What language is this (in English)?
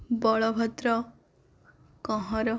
Odia